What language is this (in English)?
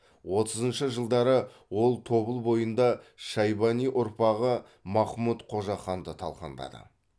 Kazakh